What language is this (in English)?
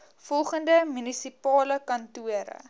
Afrikaans